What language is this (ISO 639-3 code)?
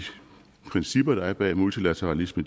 dan